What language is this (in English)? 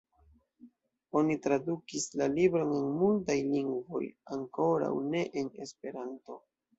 Esperanto